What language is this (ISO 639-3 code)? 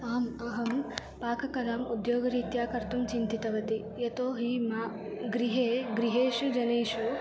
san